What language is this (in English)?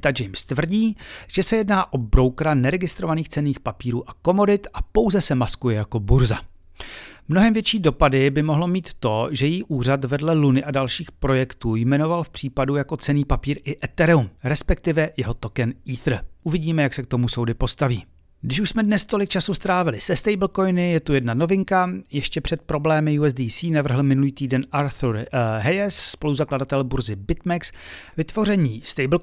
Czech